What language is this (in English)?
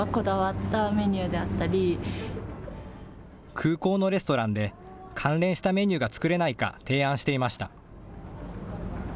Japanese